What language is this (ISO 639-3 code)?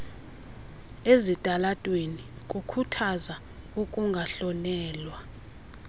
xho